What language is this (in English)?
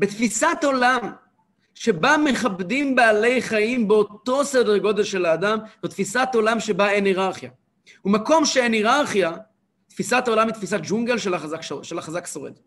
Hebrew